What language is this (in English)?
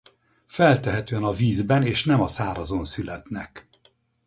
Hungarian